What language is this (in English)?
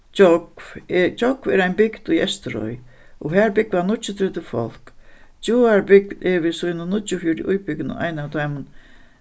Faroese